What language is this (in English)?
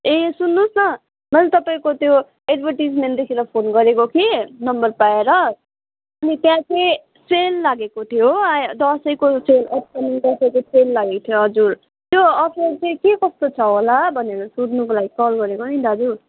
Nepali